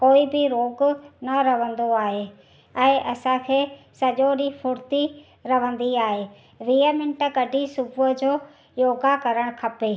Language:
Sindhi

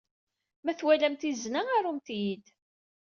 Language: Kabyle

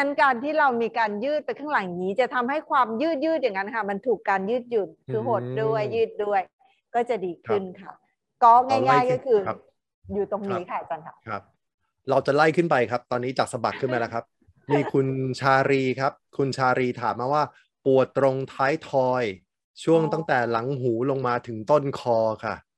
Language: Thai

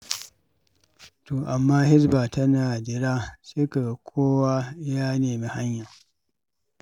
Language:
Hausa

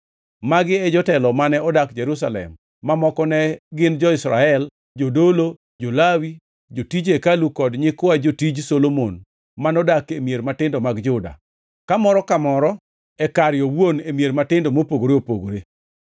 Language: Luo (Kenya and Tanzania)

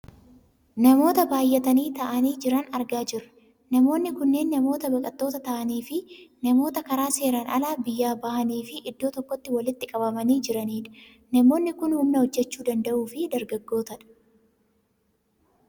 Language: Oromo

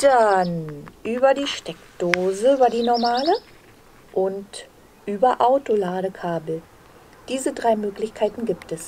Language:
German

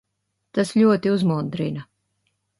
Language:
Latvian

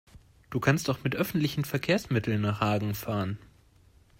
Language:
German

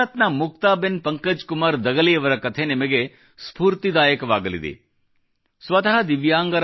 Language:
Kannada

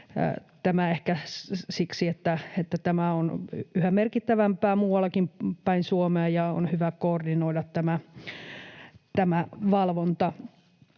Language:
Finnish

